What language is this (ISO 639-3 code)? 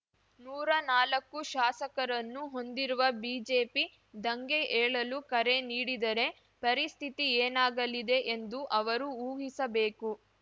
kan